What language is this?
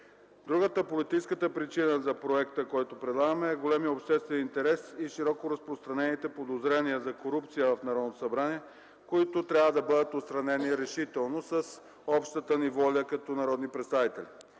Bulgarian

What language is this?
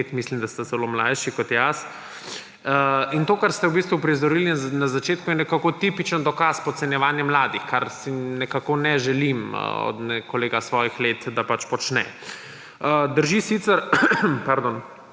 Slovenian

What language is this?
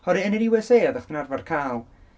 Welsh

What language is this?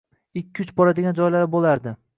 Uzbek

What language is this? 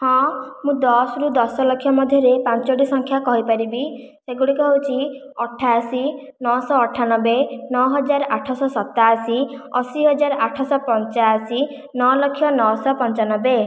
Odia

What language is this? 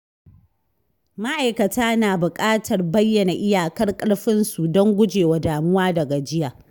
Hausa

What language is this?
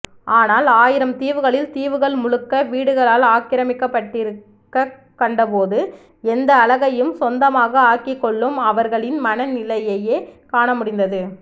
Tamil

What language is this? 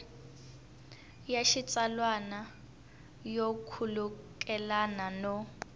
Tsonga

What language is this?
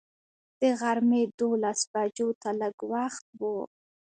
Pashto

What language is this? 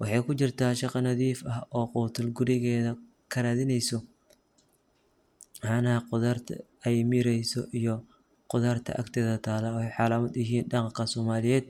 Somali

